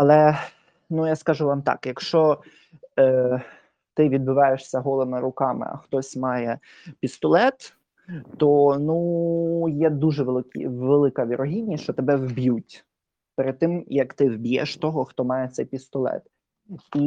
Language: Ukrainian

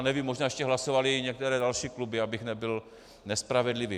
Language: Czech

